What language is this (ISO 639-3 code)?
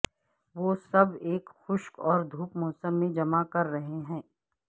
urd